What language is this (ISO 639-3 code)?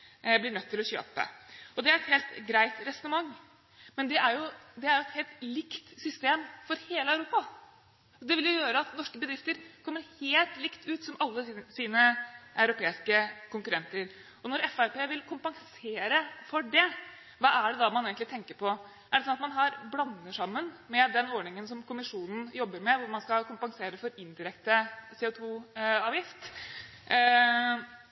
nob